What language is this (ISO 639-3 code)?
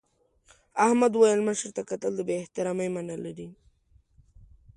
pus